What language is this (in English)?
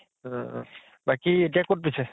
Assamese